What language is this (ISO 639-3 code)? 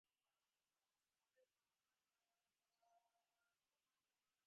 div